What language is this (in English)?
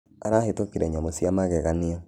Kikuyu